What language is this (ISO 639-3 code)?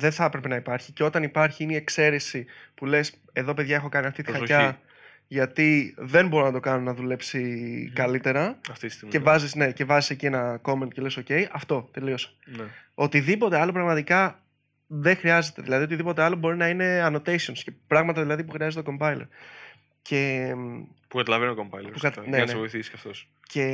ell